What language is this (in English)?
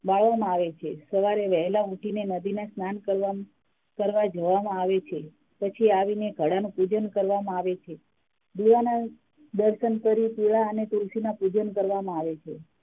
Gujarati